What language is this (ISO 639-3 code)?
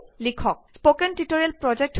asm